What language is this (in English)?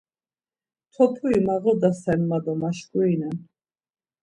Laz